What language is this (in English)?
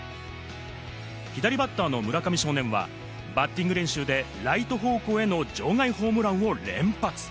Japanese